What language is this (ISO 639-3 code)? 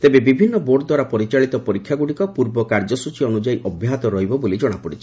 ori